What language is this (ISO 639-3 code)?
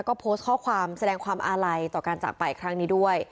tha